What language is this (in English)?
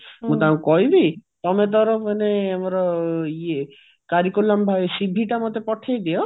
Odia